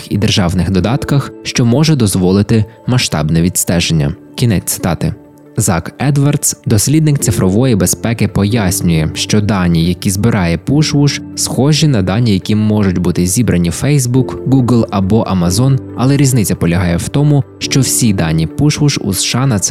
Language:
Ukrainian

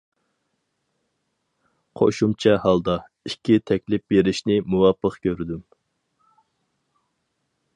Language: Uyghur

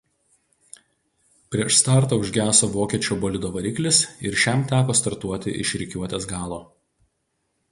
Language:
Lithuanian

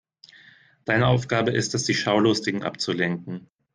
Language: German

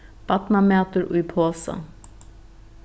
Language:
Faroese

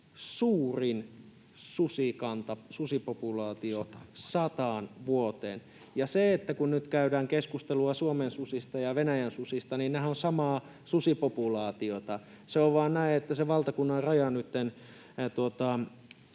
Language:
Finnish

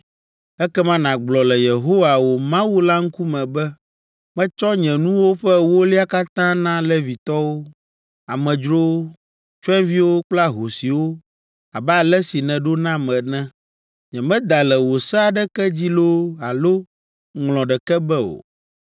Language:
Ewe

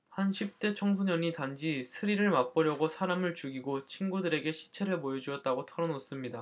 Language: Korean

